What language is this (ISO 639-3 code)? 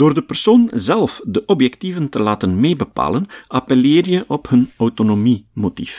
nld